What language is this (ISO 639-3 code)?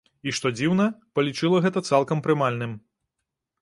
bel